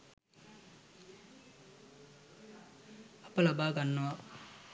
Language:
Sinhala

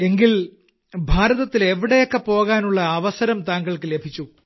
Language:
Malayalam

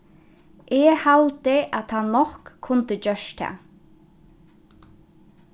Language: Faroese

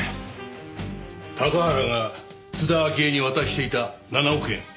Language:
Japanese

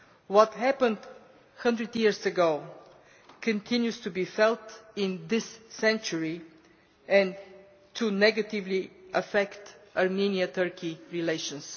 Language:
English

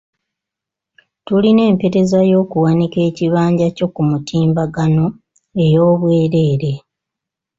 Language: Ganda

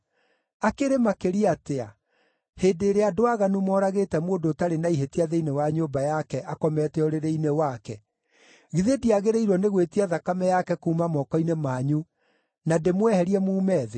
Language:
Kikuyu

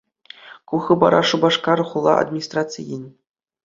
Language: Chuvash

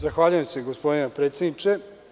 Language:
Serbian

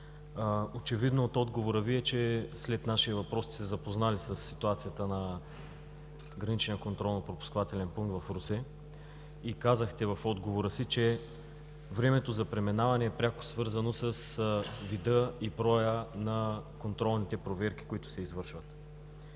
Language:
Bulgarian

